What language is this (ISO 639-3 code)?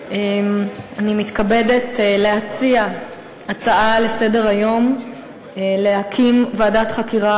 heb